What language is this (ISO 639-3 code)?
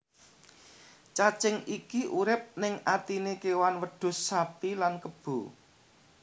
jav